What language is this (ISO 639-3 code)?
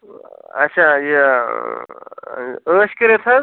kas